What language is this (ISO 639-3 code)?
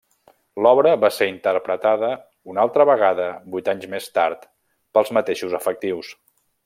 cat